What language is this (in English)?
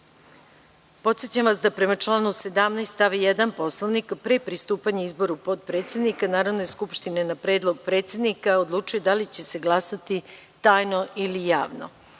Serbian